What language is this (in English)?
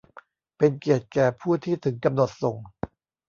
Thai